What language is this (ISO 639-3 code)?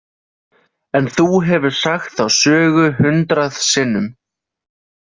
isl